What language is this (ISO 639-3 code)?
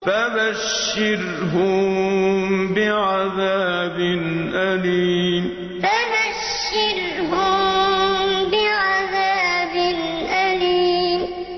ara